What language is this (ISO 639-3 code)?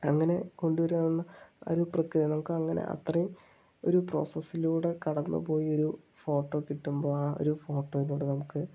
mal